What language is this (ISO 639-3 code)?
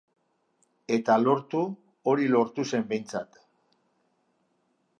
eus